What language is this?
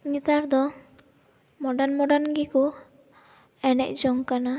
Santali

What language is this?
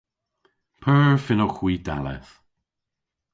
Cornish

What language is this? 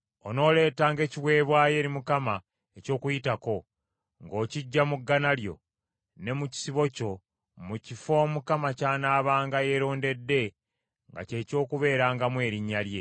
Ganda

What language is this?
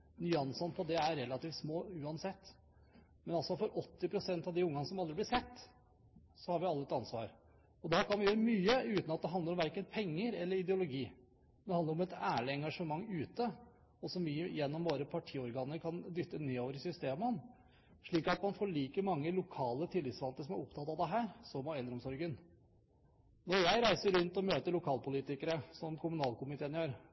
Norwegian Bokmål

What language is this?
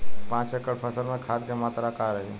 Bhojpuri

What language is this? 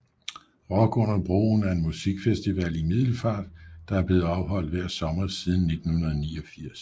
Danish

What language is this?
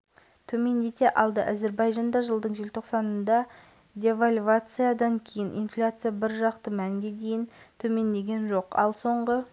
Kazakh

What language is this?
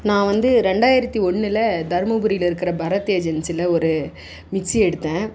Tamil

